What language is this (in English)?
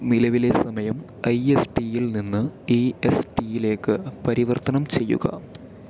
Malayalam